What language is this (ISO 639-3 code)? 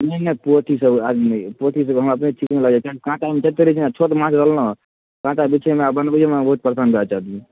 mai